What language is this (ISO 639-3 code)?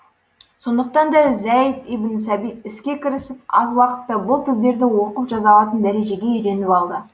kaz